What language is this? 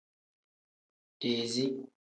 Tem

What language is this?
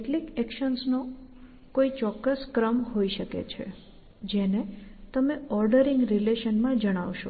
Gujarati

